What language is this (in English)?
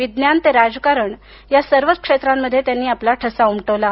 Marathi